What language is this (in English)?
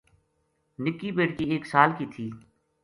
Gujari